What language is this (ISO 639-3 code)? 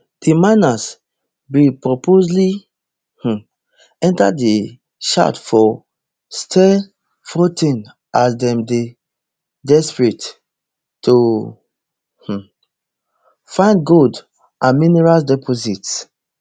pcm